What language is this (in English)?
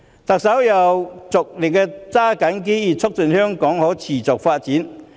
Cantonese